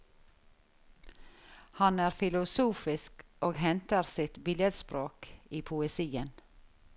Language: Norwegian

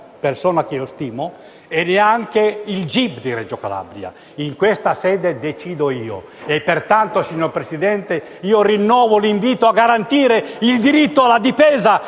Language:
Italian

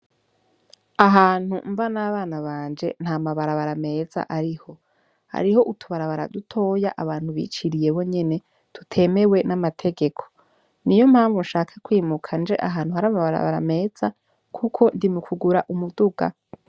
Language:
Rundi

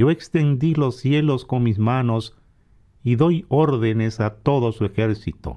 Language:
Spanish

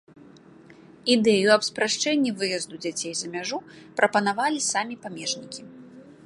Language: Belarusian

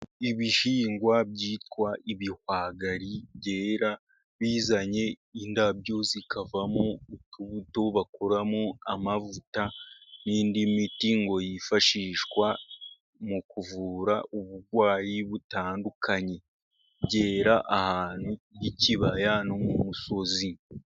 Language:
Kinyarwanda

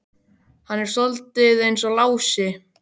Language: Icelandic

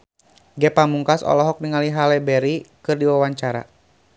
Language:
Sundanese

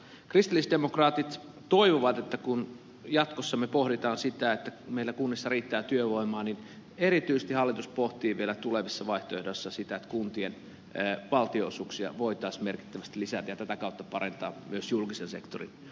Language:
Finnish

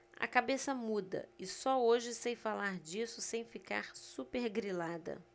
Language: Portuguese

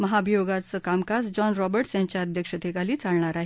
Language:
Marathi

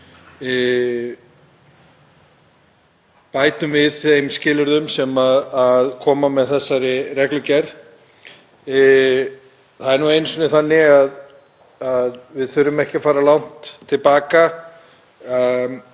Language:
Icelandic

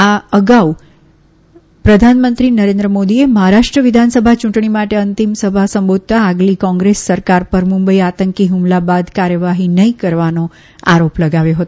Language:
Gujarati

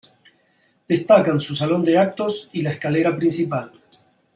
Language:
Spanish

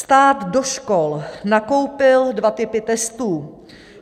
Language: Czech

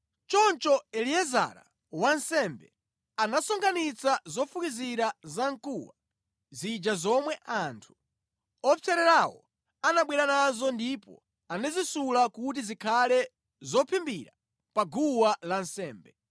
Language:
Nyanja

